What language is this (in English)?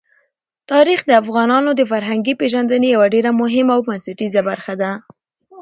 Pashto